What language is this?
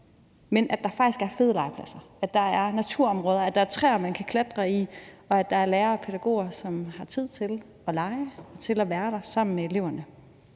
Danish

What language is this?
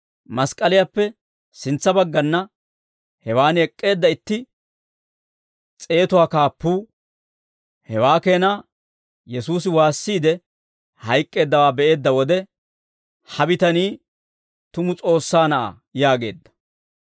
Dawro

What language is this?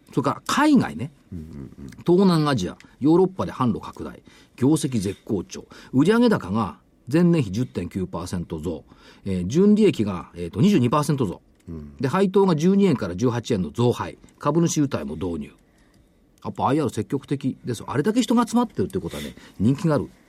Japanese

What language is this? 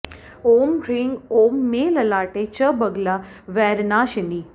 Sanskrit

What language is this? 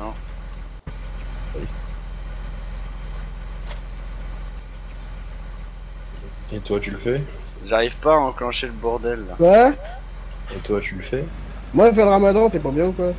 French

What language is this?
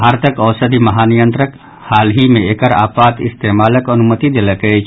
Maithili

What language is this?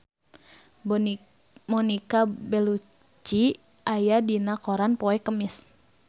Sundanese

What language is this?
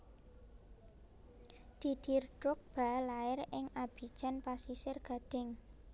Javanese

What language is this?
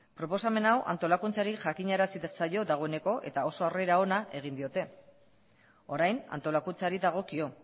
Basque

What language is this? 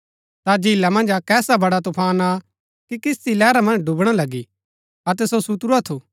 Gaddi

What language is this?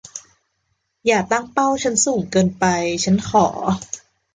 Thai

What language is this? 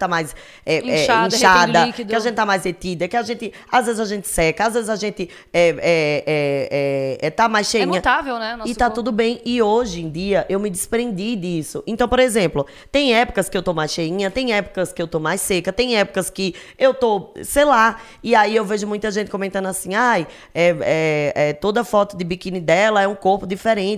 Portuguese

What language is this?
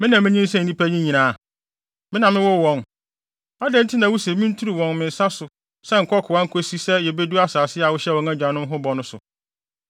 Akan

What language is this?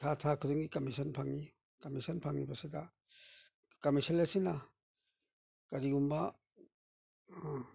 Manipuri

